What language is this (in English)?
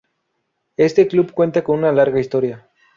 Spanish